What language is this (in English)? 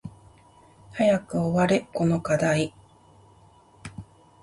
Japanese